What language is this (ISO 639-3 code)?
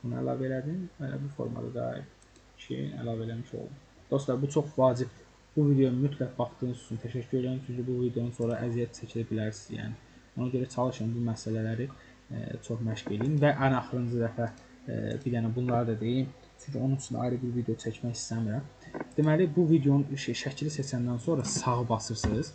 tur